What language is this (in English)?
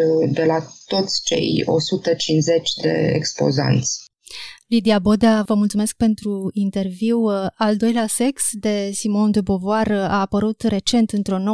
Romanian